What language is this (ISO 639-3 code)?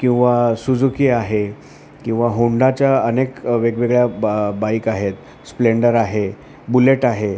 mar